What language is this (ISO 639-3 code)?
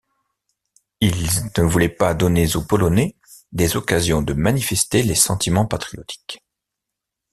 fra